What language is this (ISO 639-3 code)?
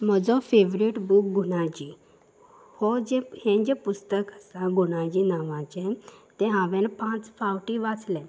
kok